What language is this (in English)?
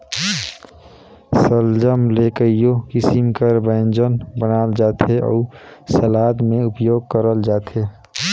Chhattisgarhi